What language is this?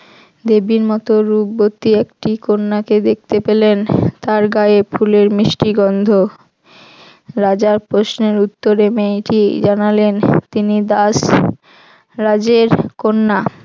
Bangla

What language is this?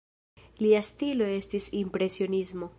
Esperanto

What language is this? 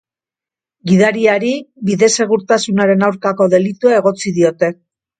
Basque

